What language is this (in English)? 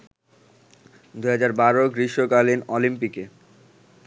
Bangla